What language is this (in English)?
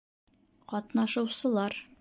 Bashkir